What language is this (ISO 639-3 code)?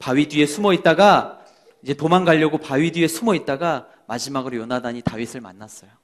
kor